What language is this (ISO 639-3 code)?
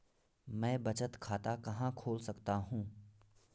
hin